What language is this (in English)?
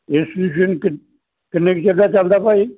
Punjabi